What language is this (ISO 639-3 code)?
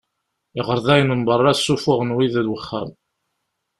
kab